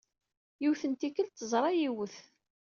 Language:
Kabyle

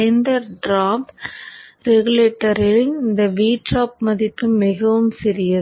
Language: Tamil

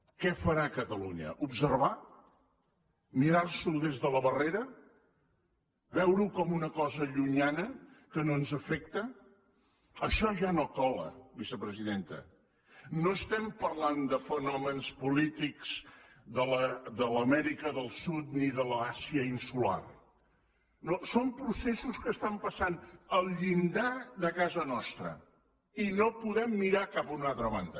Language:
Catalan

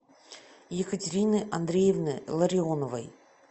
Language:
Russian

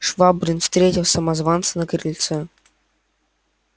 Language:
Russian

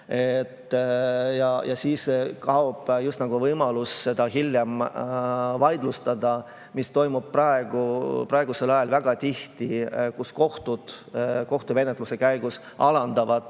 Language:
Estonian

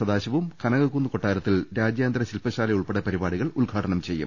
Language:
Malayalam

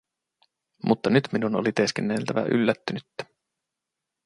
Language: Finnish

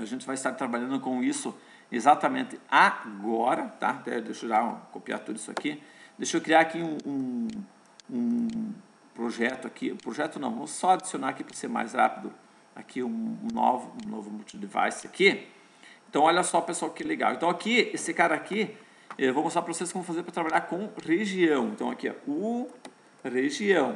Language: Portuguese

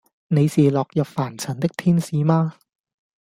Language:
Cantonese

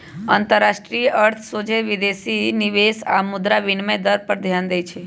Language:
Magahi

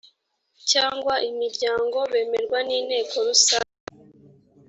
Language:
Kinyarwanda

